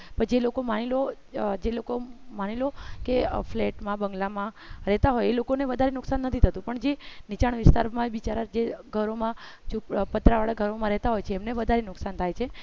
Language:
Gujarati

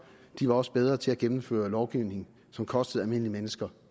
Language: Danish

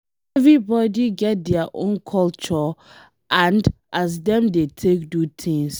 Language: Nigerian Pidgin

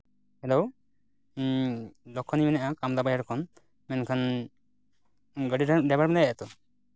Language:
Santali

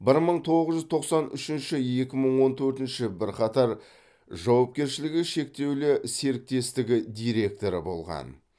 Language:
Kazakh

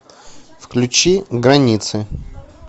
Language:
Russian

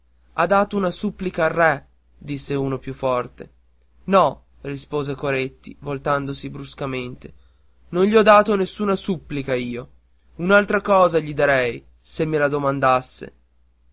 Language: Italian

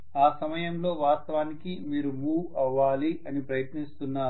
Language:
Telugu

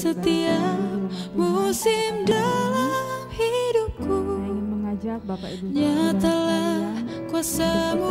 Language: Indonesian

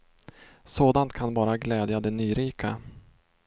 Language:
Swedish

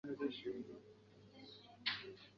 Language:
Chinese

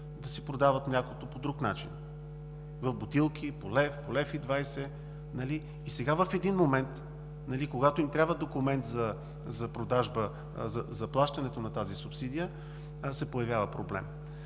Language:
Bulgarian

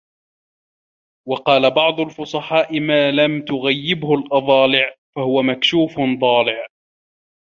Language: Arabic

